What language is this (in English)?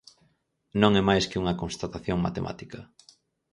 Galician